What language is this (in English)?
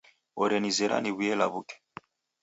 Taita